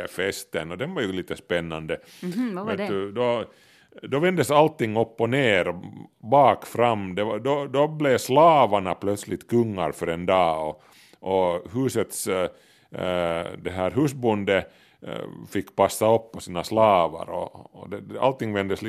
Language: Swedish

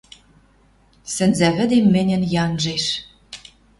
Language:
Western Mari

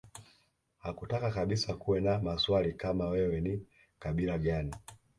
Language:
Swahili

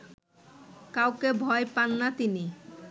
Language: Bangla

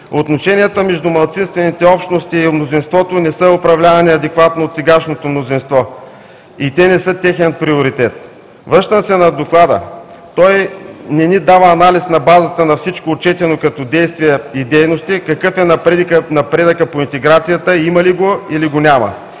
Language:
Bulgarian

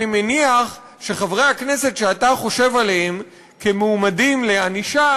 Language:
Hebrew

